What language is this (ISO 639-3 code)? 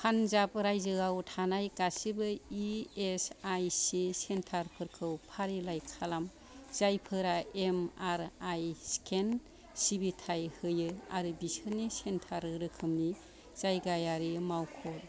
brx